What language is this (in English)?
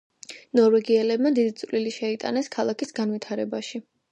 Georgian